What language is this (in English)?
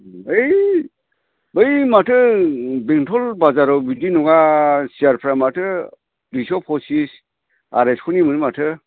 Bodo